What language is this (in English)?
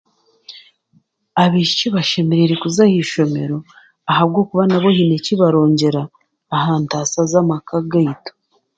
Chiga